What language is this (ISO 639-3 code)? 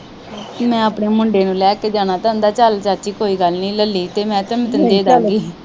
pan